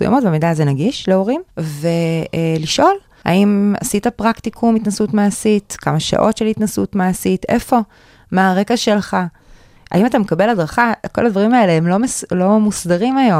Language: Hebrew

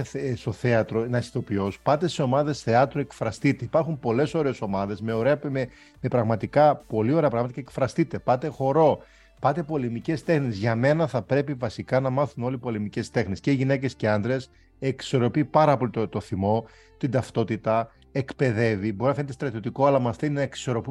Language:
Greek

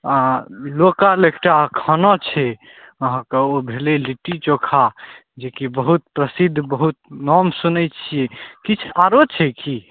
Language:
Maithili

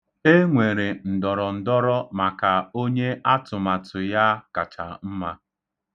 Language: Igbo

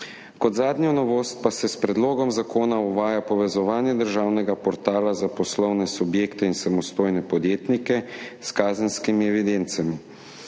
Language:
Slovenian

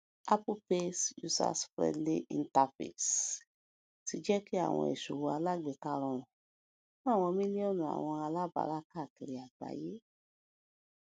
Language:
Yoruba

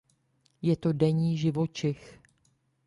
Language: Czech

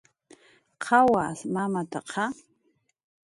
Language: Jaqaru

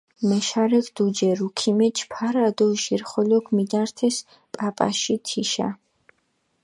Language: Mingrelian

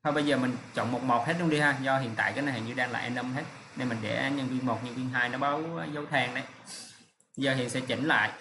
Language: Vietnamese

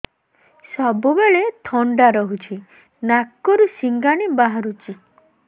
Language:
Odia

